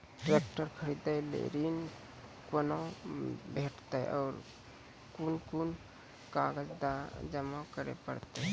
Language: Maithili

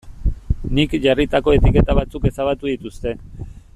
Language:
Basque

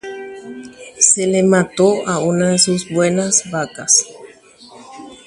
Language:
Guarani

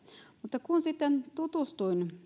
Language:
Finnish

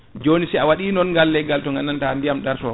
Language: Fula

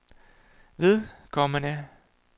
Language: Danish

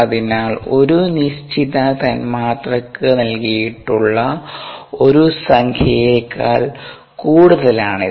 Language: Malayalam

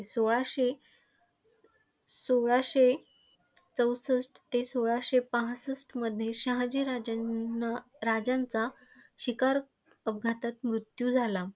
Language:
Marathi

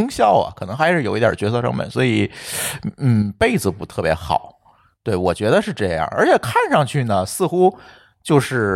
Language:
Chinese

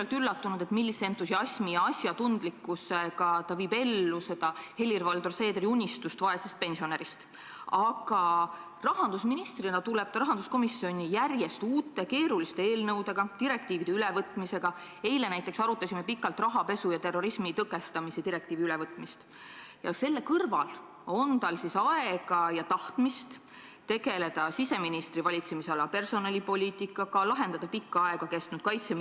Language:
Estonian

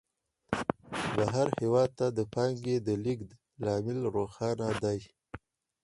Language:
Pashto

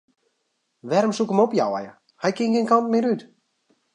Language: Western Frisian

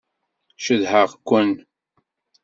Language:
Kabyle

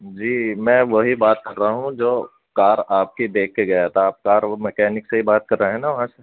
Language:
Urdu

